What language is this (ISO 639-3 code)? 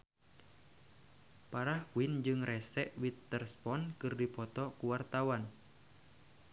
sun